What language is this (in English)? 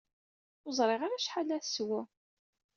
Kabyle